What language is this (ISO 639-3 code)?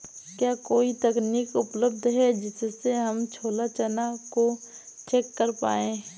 hin